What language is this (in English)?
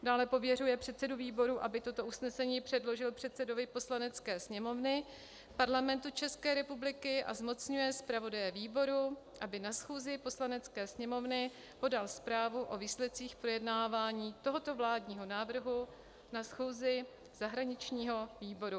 Czech